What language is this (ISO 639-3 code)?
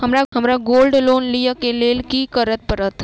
mai